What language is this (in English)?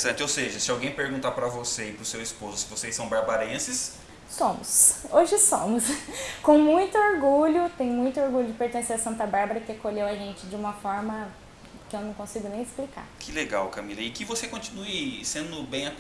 Portuguese